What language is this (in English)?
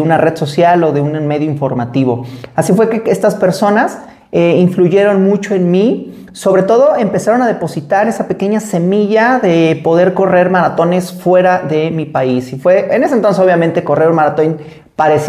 Spanish